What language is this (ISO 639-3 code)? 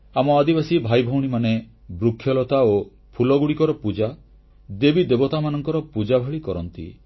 ori